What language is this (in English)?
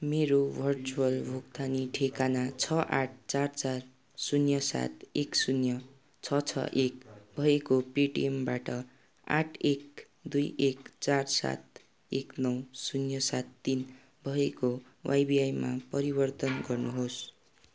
Nepali